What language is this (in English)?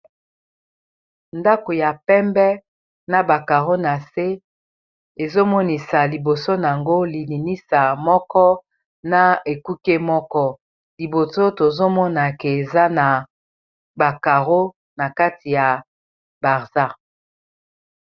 Lingala